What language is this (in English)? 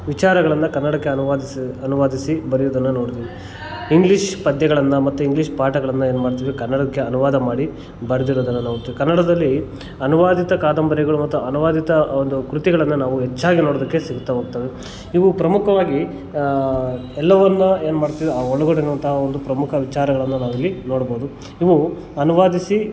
Kannada